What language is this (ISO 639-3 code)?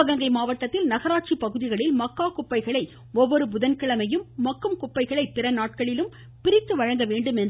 tam